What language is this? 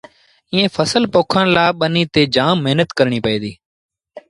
Sindhi Bhil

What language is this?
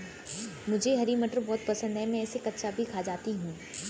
Hindi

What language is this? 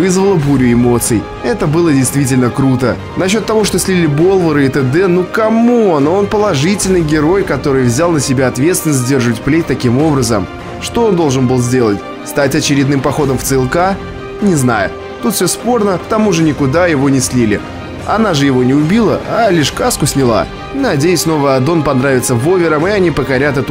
Russian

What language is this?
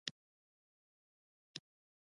Pashto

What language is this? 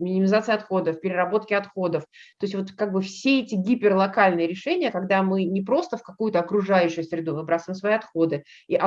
Russian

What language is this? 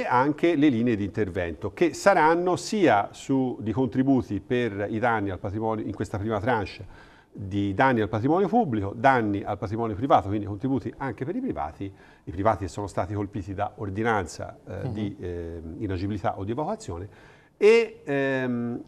Italian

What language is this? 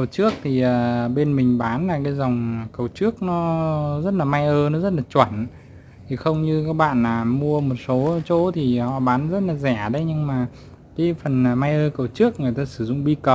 Vietnamese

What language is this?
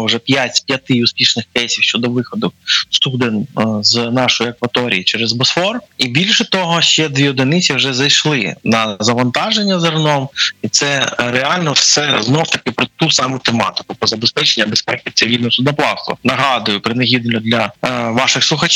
Ukrainian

